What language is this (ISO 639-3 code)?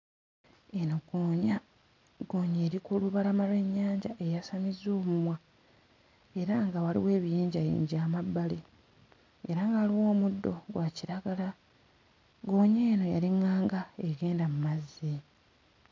lug